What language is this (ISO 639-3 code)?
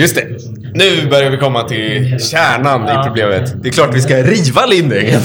swe